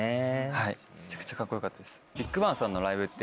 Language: Japanese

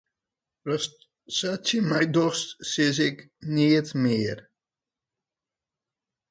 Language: Western Frisian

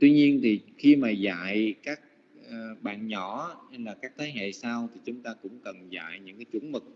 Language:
Vietnamese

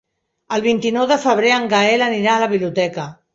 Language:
Catalan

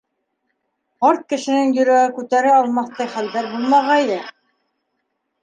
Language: Bashkir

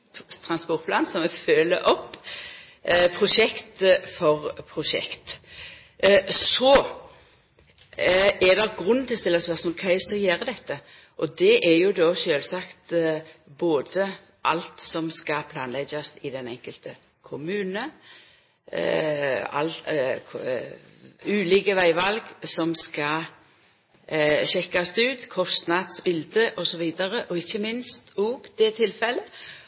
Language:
Norwegian Nynorsk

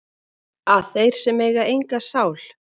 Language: Icelandic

